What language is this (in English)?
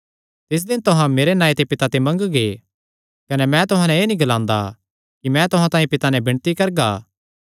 Kangri